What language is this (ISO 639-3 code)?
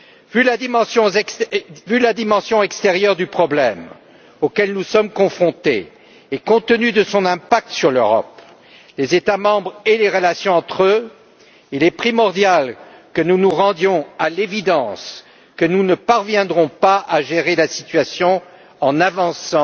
fra